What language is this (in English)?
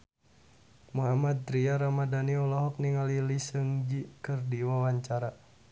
Sundanese